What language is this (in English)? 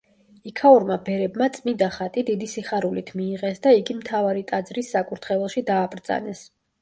Georgian